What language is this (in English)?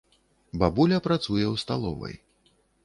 Belarusian